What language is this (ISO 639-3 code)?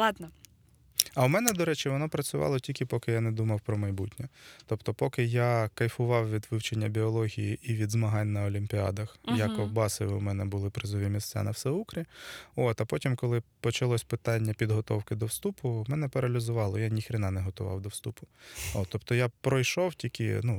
ukr